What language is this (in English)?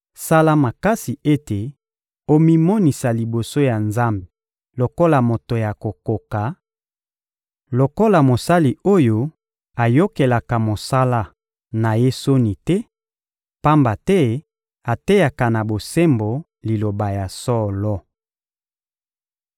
Lingala